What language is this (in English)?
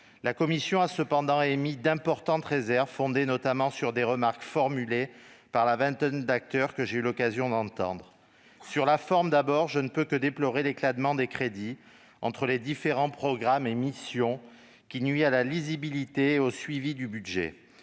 French